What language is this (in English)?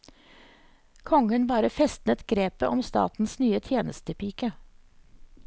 Norwegian